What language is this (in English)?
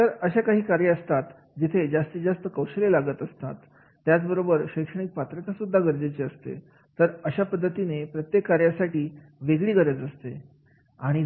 Marathi